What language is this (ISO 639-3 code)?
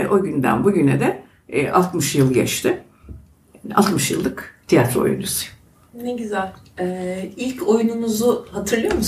tur